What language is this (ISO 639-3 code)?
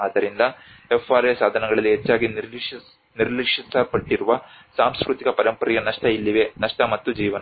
kan